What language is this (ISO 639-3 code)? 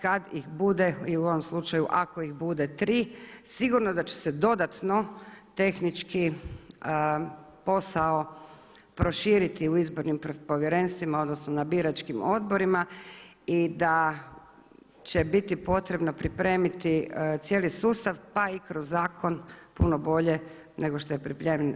hrv